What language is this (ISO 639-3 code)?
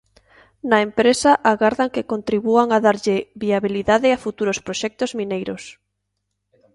glg